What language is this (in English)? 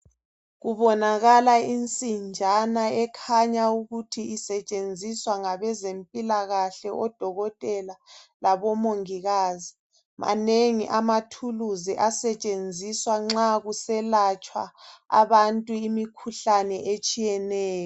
North Ndebele